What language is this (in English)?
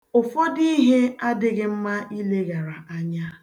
Igbo